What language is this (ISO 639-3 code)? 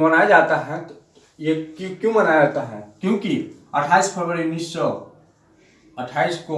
hin